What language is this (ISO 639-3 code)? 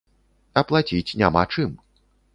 bel